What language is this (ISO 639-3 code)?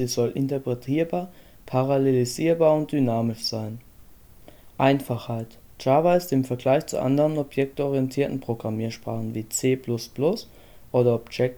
deu